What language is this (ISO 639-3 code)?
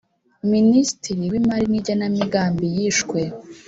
kin